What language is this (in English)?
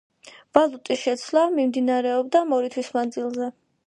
Georgian